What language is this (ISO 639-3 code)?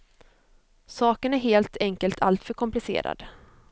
swe